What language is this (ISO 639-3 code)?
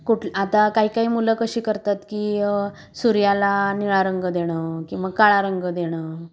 mar